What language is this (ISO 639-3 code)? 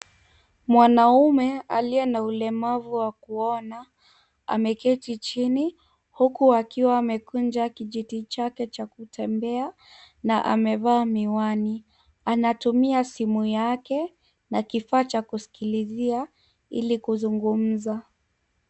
swa